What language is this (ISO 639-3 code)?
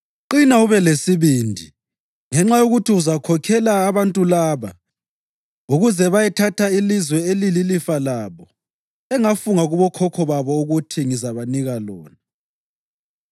nde